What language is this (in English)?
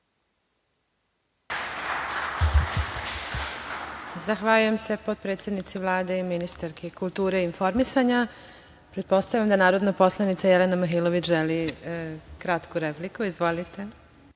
Serbian